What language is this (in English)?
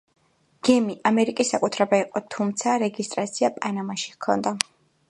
Georgian